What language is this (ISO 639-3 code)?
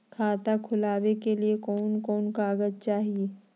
mag